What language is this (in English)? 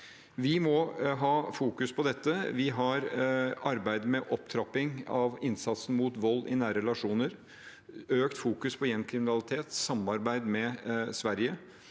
Norwegian